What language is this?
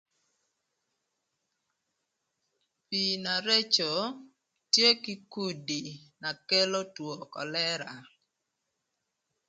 Thur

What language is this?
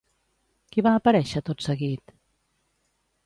Catalan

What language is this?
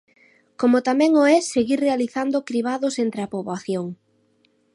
Galician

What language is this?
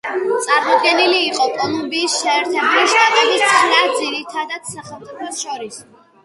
Georgian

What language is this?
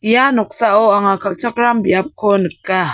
Garo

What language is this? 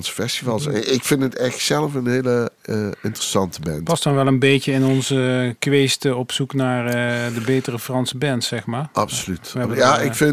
Dutch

